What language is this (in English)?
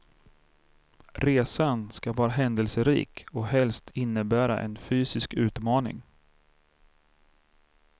Swedish